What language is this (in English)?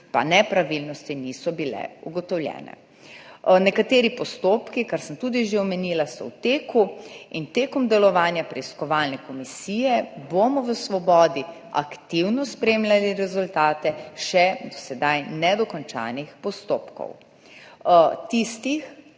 Slovenian